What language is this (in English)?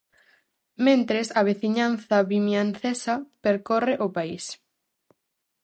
Galician